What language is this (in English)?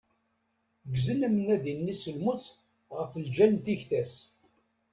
Kabyle